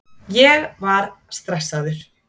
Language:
Icelandic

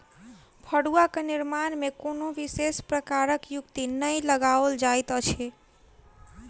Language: Maithili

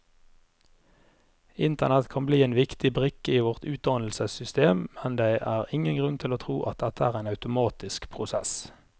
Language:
Norwegian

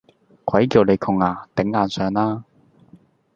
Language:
Cantonese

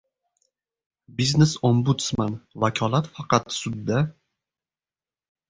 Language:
Uzbek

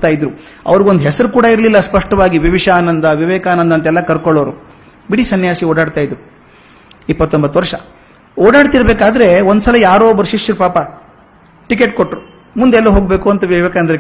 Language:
Kannada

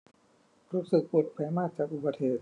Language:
Thai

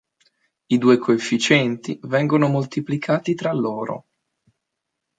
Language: Italian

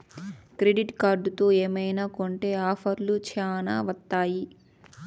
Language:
Telugu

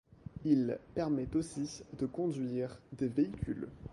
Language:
French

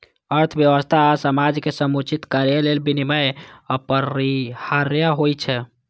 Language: Maithili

